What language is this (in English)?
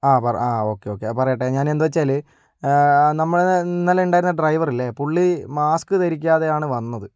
Malayalam